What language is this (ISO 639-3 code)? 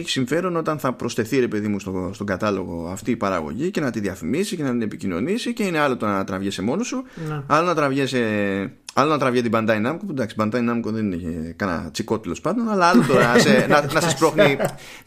ell